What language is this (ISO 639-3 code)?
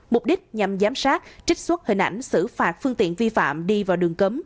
vie